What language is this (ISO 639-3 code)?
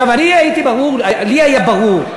heb